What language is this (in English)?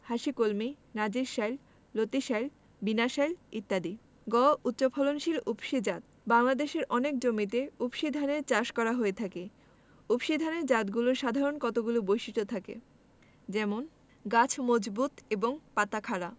Bangla